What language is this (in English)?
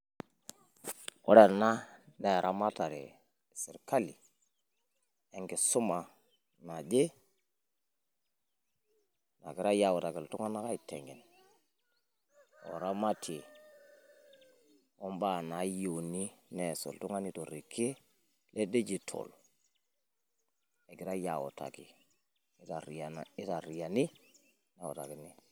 Masai